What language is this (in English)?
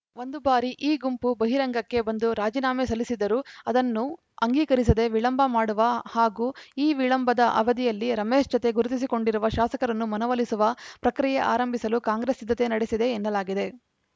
Kannada